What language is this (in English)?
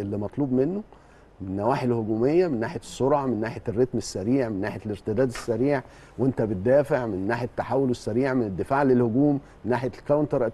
Arabic